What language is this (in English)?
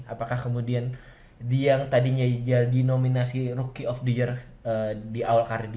Indonesian